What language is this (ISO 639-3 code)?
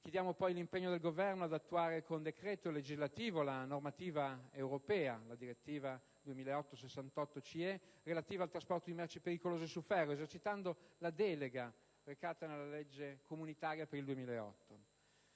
ita